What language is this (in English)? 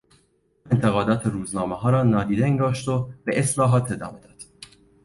Persian